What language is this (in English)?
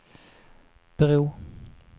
Swedish